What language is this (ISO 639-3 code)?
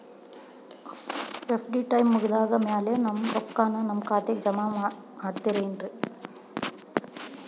kan